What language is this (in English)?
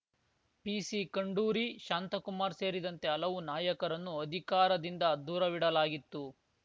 Kannada